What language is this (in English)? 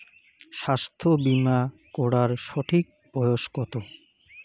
Bangla